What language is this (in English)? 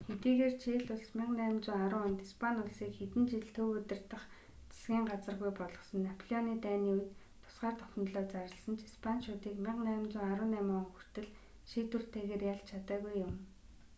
Mongolian